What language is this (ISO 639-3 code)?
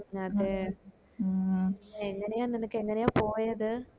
mal